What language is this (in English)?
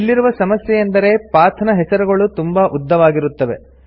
Kannada